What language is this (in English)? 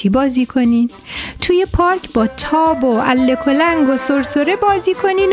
Persian